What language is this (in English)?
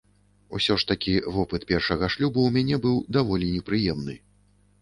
Belarusian